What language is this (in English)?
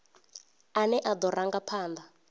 Venda